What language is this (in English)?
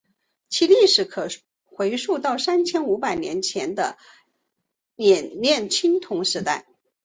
Chinese